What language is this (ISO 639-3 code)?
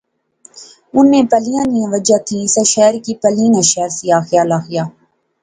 phr